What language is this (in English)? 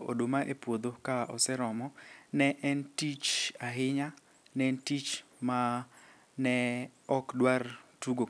Luo (Kenya and Tanzania)